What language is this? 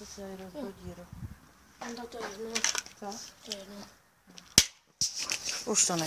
Polish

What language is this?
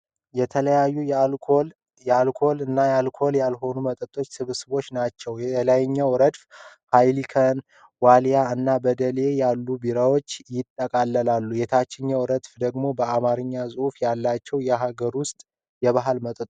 Amharic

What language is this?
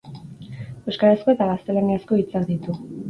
Basque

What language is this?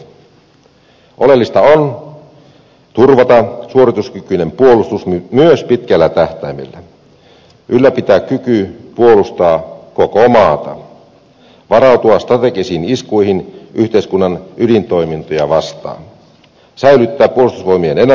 Finnish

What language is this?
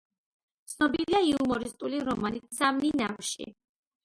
Georgian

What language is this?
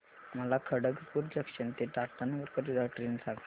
Marathi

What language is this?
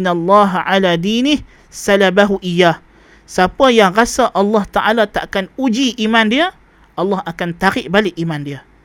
Malay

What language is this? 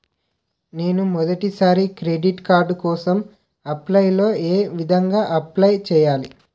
Telugu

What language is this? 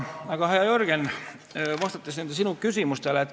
Estonian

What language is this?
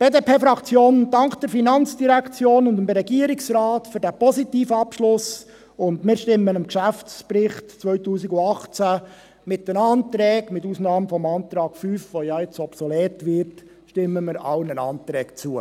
Swiss German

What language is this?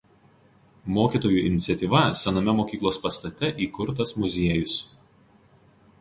Lithuanian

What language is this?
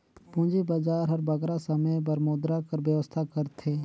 Chhattisgarhi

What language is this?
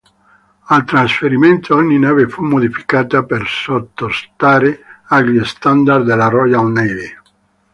Italian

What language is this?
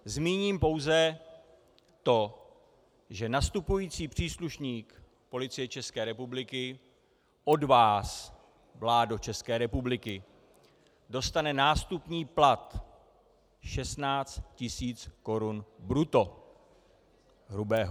Czech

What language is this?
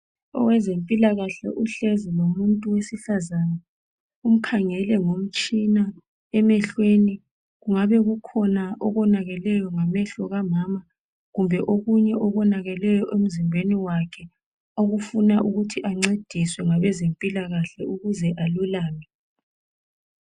North Ndebele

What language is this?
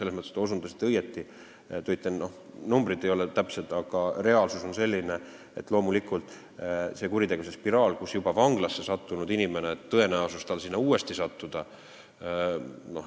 Estonian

